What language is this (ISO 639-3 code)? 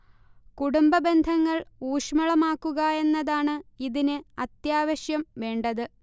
mal